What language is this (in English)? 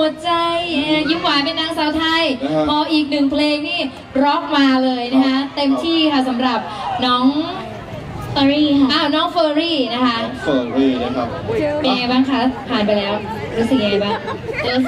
Thai